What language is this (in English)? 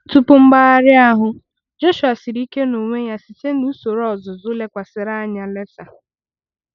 Igbo